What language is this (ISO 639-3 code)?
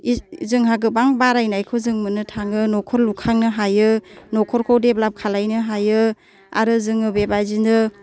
brx